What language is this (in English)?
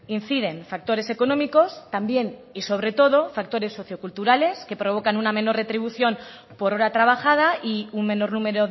Spanish